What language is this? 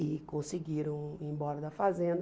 Portuguese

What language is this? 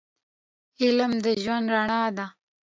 Pashto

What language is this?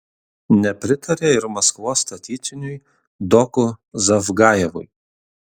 Lithuanian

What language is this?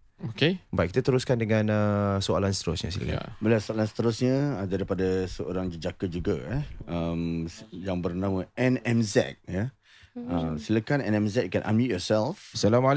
Malay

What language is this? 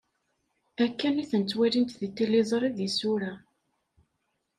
Kabyle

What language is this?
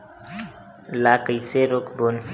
Chhattisgarhi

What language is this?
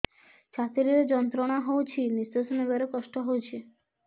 Odia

